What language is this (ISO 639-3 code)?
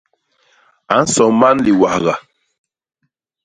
bas